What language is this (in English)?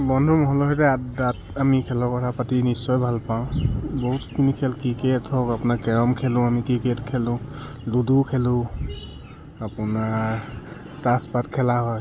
Assamese